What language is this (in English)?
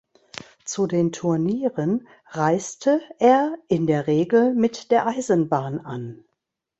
German